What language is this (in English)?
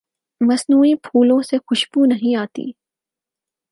Urdu